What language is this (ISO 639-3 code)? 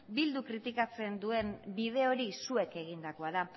eus